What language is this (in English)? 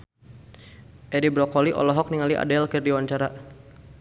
Sundanese